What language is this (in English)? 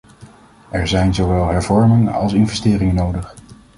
Dutch